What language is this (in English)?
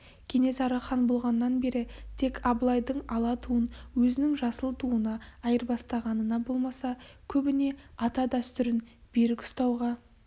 Kazakh